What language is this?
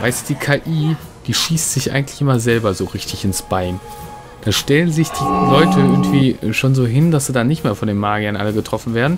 German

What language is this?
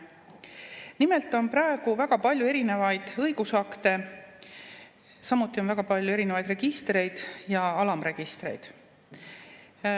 Estonian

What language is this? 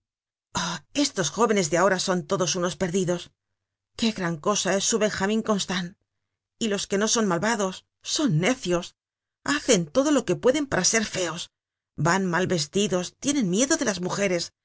Spanish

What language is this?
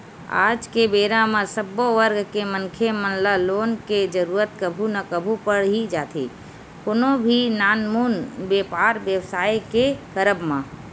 Chhattisgarhi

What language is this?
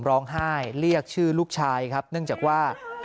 Thai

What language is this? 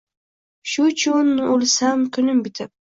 Uzbek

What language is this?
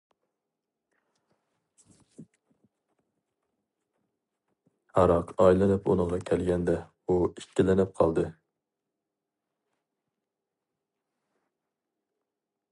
Uyghur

